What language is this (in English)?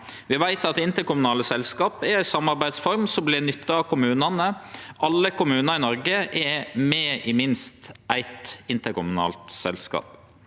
Norwegian